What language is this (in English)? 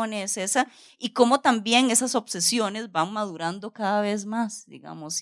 Spanish